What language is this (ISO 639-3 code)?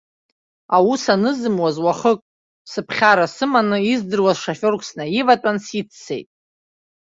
abk